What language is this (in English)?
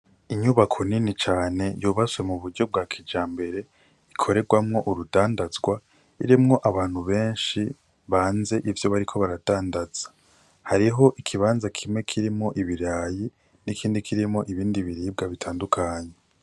Rundi